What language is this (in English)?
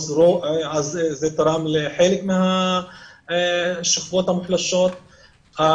Hebrew